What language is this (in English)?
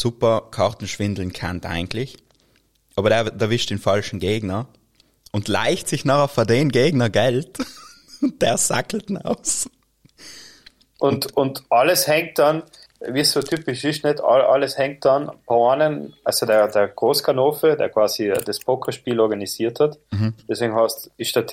German